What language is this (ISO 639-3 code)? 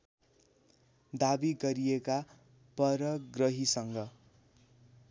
nep